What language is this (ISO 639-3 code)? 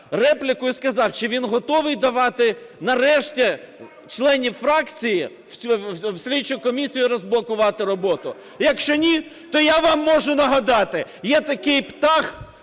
ukr